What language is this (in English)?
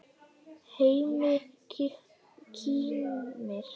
Icelandic